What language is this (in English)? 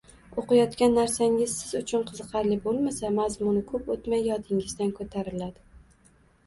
Uzbek